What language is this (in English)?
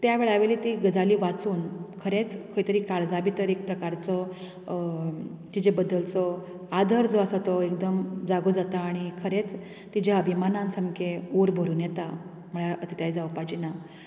Konkani